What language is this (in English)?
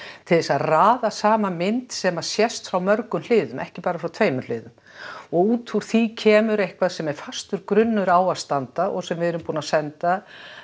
Icelandic